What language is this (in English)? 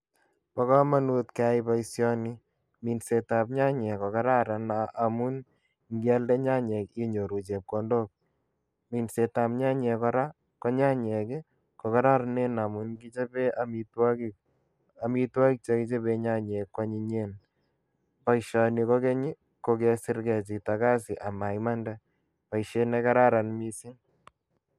Kalenjin